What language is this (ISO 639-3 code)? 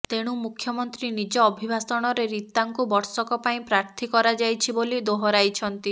ori